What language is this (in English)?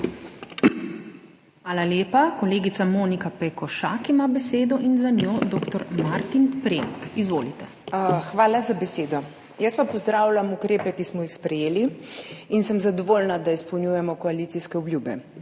Slovenian